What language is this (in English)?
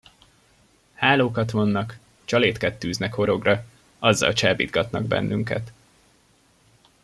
Hungarian